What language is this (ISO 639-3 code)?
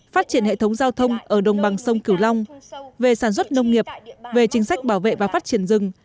vie